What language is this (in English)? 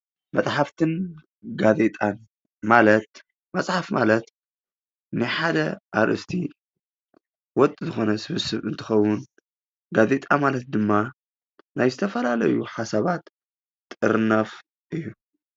Tigrinya